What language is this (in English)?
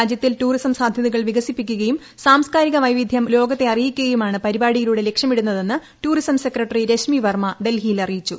Malayalam